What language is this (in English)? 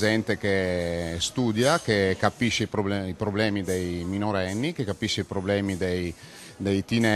Italian